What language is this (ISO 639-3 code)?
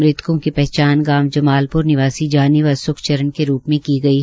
hin